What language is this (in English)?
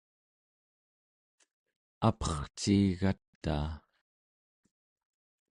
Central Yupik